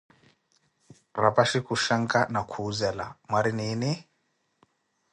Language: Koti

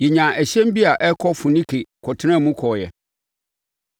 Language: Akan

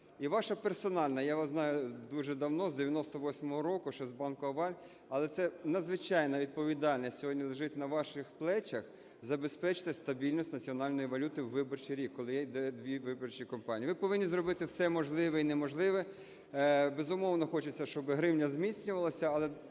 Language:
Ukrainian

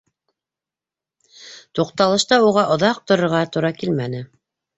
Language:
Bashkir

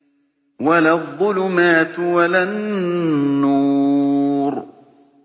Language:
Arabic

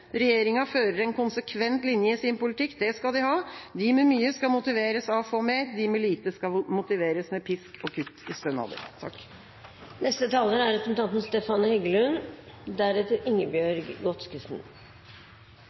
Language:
Norwegian Bokmål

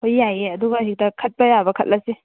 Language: Manipuri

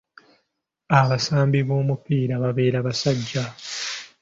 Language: Ganda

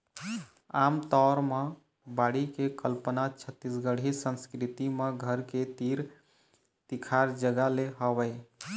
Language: Chhattisgarhi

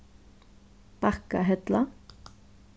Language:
Faroese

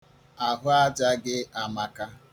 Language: Igbo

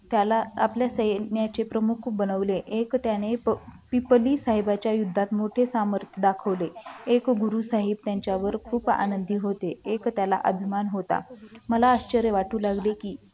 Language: Marathi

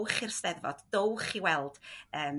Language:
Welsh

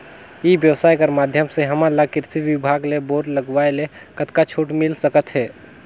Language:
Chhattisgarhi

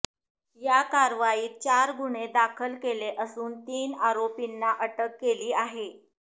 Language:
Marathi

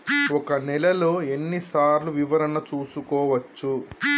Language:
Telugu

